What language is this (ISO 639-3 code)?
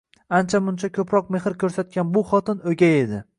uzb